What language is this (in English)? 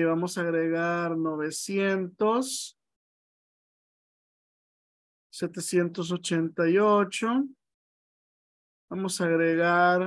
Spanish